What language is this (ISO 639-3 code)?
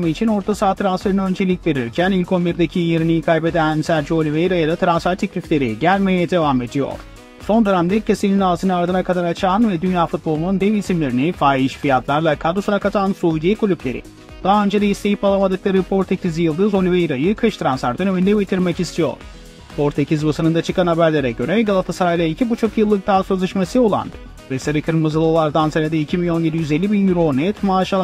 tur